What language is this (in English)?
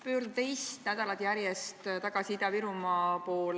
Estonian